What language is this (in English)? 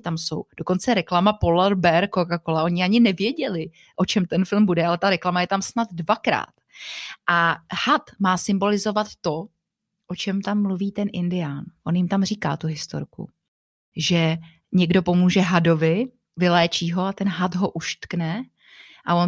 Czech